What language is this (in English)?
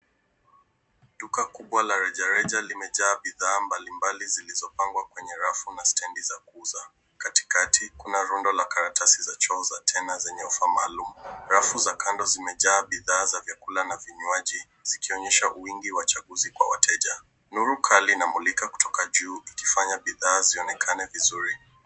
Swahili